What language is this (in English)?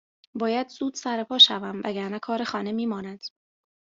Persian